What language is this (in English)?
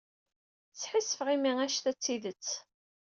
Kabyle